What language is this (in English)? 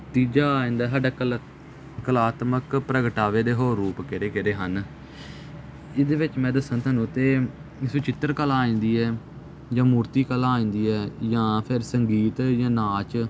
Punjabi